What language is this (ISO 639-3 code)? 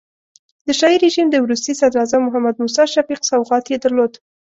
pus